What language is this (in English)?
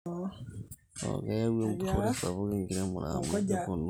Masai